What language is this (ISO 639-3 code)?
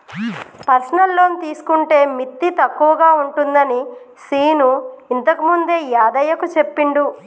tel